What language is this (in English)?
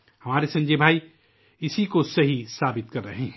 Urdu